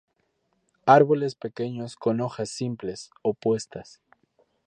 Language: Spanish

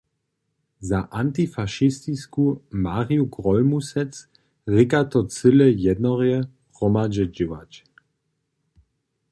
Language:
Upper Sorbian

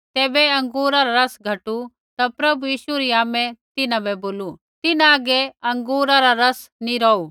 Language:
Kullu Pahari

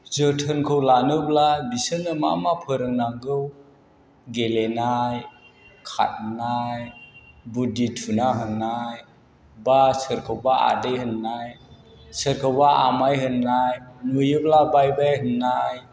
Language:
Bodo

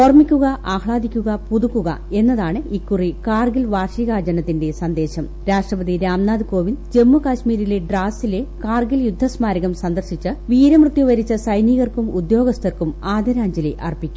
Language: Malayalam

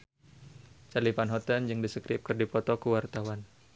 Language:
Sundanese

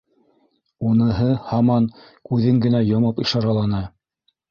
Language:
Bashkir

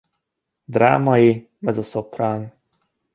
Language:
Hungarian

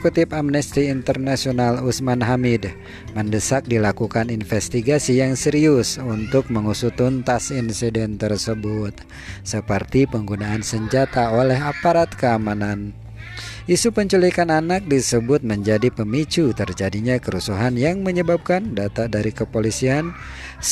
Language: Indonesian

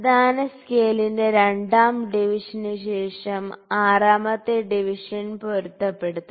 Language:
Malayalam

